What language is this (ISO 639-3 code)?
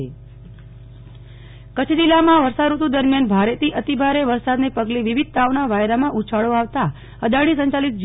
guj